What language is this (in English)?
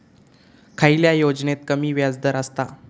Marathi